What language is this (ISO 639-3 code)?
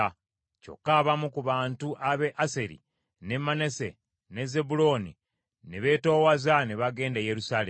lug